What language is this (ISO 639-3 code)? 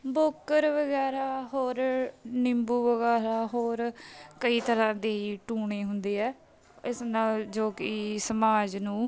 pan